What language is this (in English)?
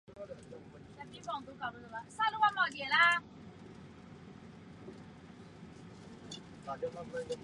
Chinese